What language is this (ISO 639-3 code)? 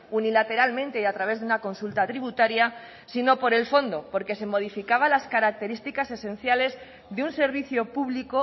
spa